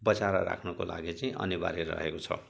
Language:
Nepali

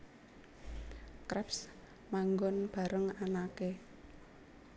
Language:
Javanese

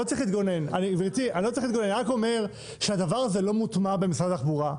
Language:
Hebrew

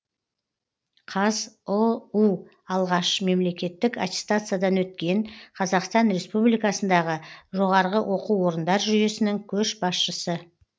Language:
Kazakh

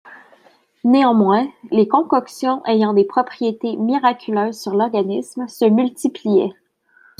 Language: French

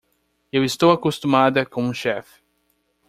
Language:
Portuguese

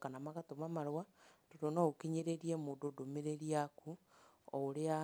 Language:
Kikuyu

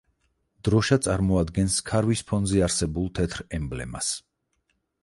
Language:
Georgian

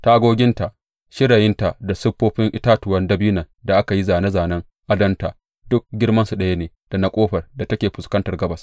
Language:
Hausa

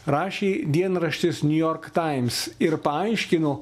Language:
Lithuanian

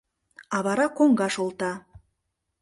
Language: Mari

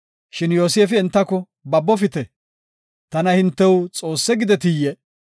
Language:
Gofa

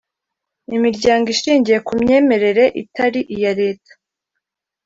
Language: Kinyarwanda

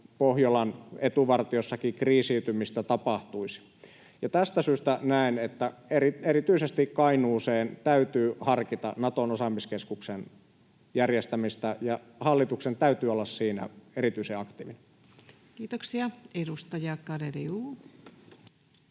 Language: Finnish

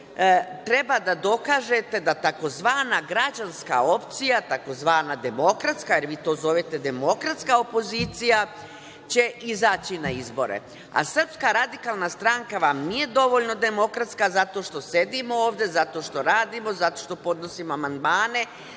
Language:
Serbian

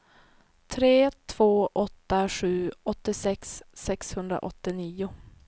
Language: Swedish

